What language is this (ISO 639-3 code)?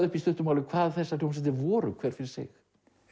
isl